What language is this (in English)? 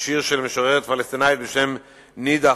Hebrew